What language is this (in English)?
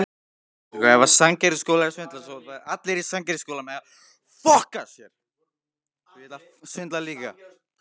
Icelandic